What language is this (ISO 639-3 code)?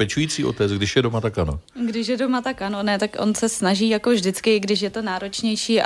ces